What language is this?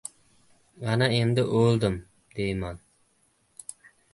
Uzbek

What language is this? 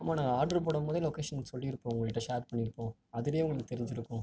Tamil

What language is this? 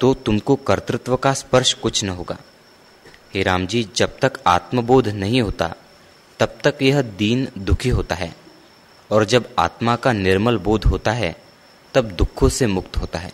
Hindi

